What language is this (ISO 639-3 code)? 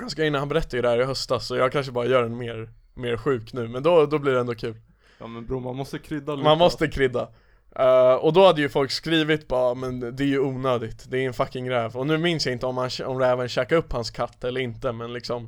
swe